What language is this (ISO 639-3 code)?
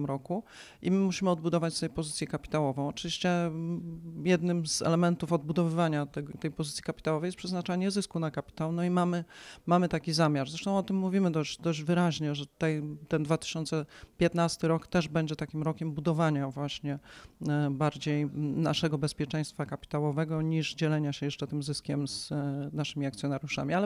pol